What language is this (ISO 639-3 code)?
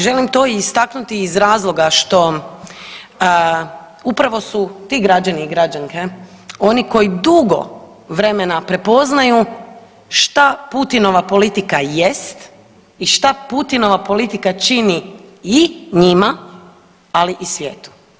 hrv